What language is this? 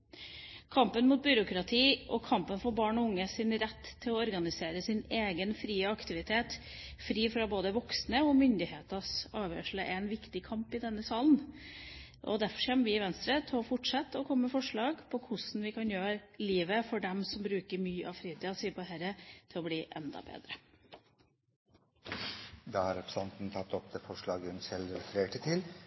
Norwegian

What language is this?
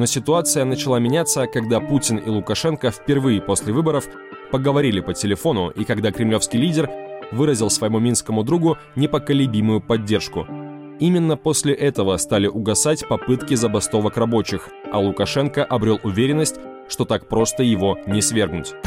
Russian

